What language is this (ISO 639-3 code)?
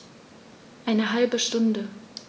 deu